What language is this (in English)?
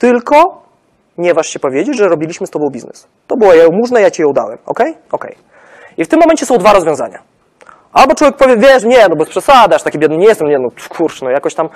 Polish